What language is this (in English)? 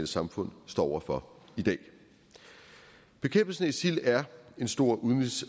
Danish